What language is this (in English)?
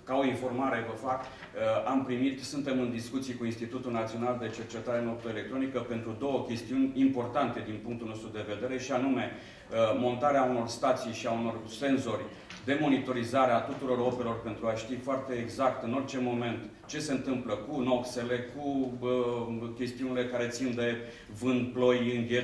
Romanian